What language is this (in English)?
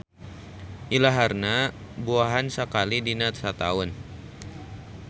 Sundanese